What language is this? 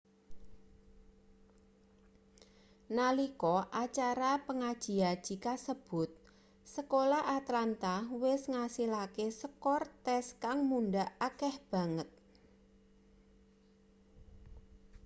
Javanese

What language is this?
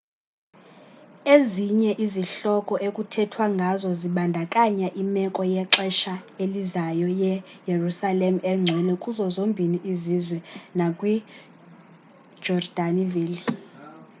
Xhosa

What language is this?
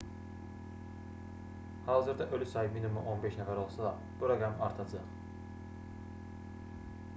Azerbaijani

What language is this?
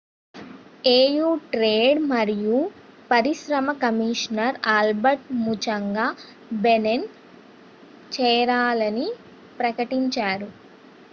Telugu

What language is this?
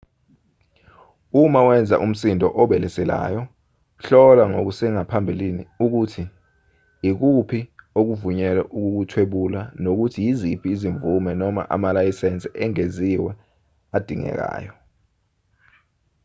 Zulu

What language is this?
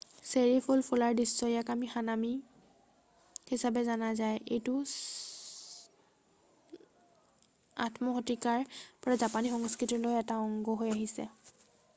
Assamese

